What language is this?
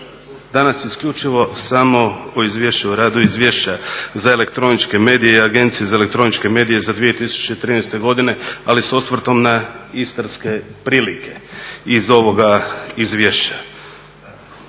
Croatian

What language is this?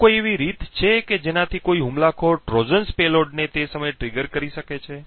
Gujarati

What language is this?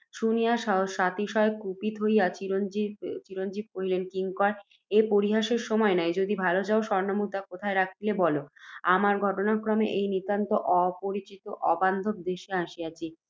Bangla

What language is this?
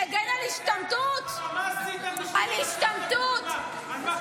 Hebrew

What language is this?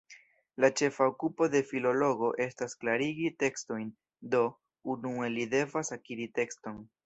Esperanto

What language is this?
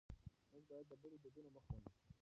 Pashto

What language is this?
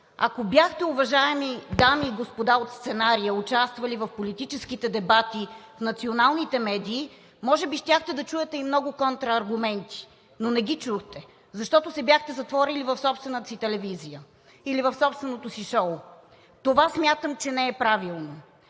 Bulgarian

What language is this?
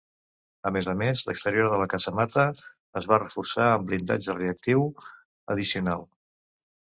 Catalan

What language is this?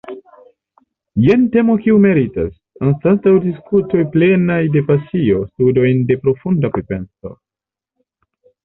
Esperanto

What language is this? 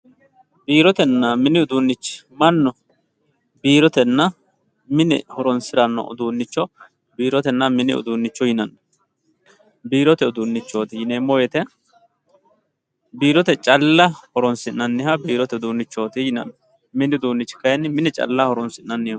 Sidamo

